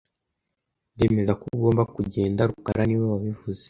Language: Kinyarwanda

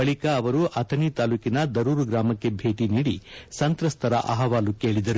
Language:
Kannada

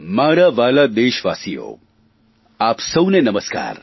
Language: Gujarati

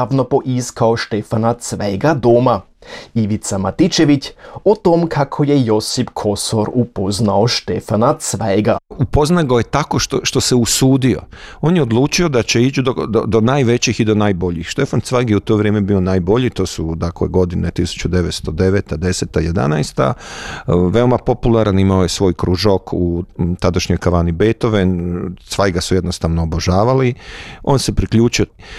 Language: Croatian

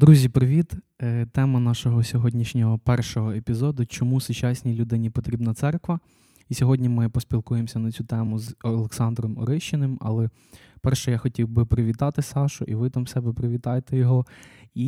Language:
Ukrainian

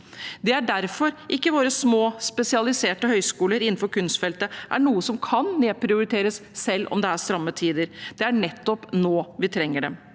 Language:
Norwegian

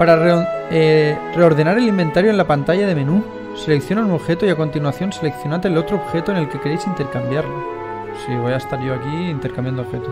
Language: Spanish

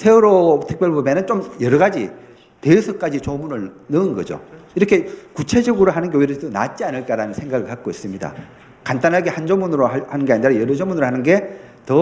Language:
Korean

